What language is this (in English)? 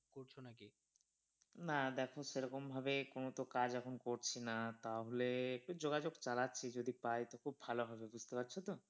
Bangla